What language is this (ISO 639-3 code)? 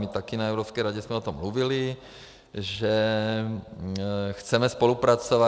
ces